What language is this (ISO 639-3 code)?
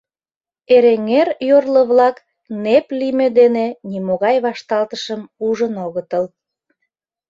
chm